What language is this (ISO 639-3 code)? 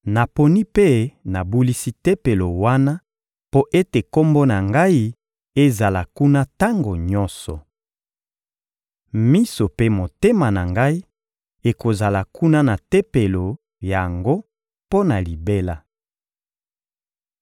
lin